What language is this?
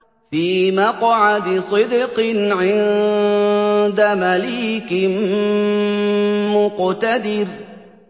Arabic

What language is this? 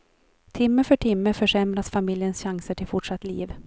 Swedish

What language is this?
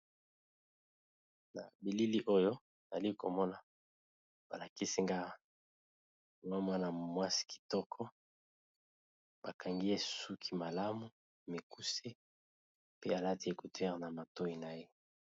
Lingala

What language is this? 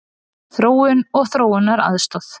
Icelandic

